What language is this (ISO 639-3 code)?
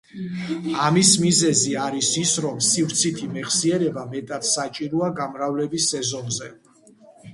kat